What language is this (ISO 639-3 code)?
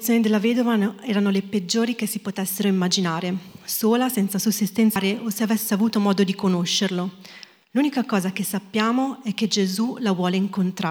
ita